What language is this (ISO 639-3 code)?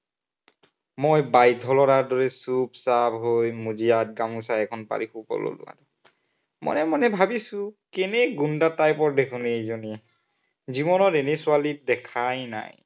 asm